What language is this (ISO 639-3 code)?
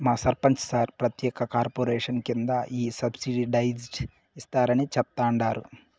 tel